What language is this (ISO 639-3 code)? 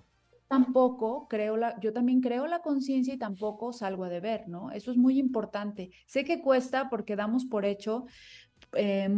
spa